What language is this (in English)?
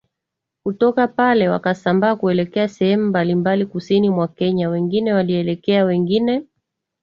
Swahili